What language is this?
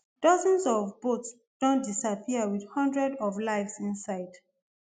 Nigerian Pidgin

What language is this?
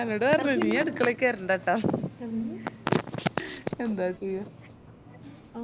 Malayalam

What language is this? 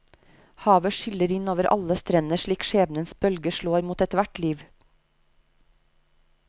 Norwegian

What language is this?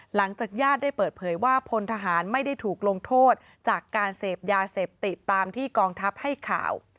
Thai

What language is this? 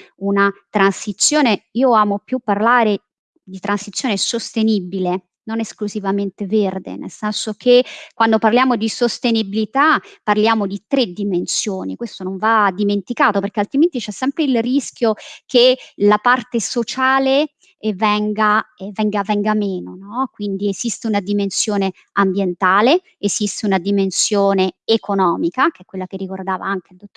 Italian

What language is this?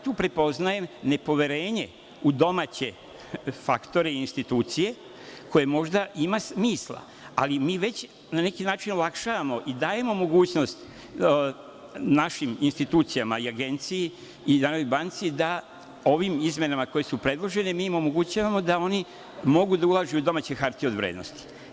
Serbian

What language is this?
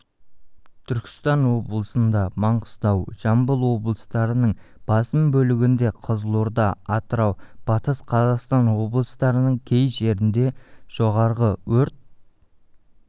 Kazakh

